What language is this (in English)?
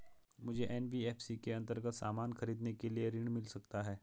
Hindi